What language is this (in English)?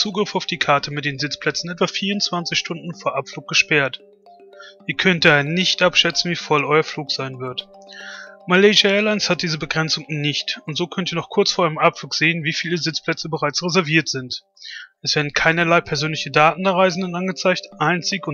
German